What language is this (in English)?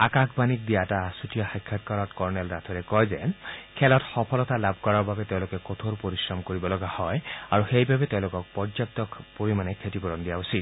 Assamese